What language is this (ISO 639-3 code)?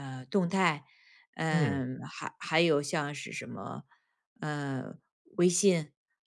zho